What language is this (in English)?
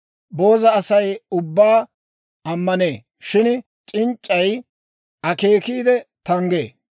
Dawro